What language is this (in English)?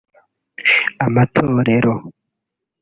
Kinyarwanda